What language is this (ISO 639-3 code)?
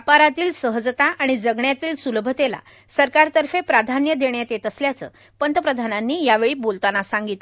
mar